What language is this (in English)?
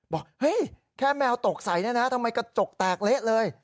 Thai